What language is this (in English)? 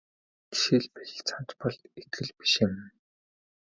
Mongolian